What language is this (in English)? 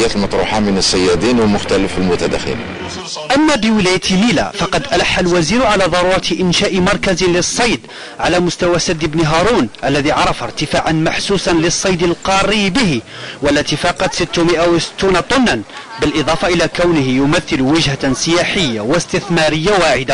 Arabic